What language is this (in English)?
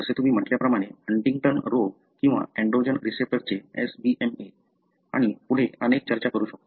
Marathi